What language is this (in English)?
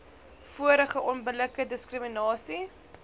Afrikaans